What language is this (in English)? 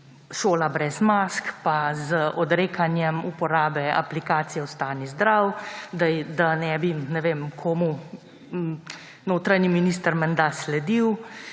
Slovenian